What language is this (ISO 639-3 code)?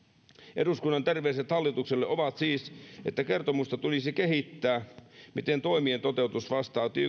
fin